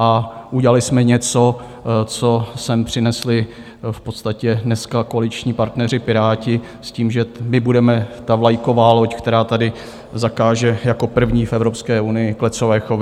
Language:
Czech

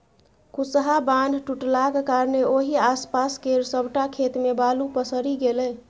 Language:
Maithili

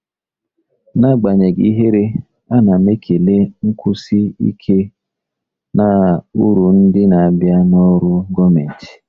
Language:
Igbo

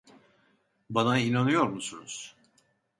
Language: Turkish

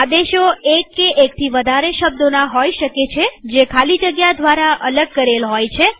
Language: Gujarati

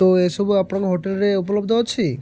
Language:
Odia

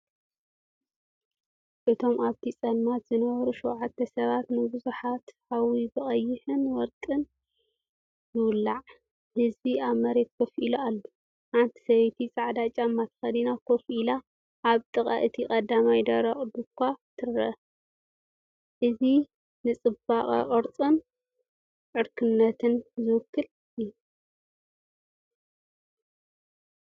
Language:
Tigrinya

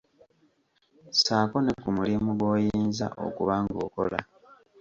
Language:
Ganda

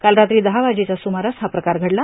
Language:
Marathi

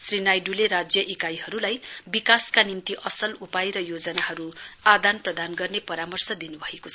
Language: Nepali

